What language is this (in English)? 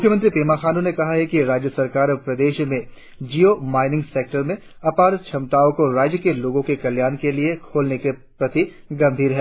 Hindi